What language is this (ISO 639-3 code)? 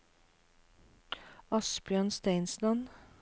nor